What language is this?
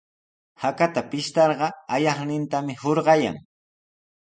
Sihuas Ancash Quechua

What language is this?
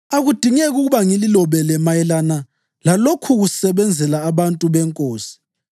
North Ndebele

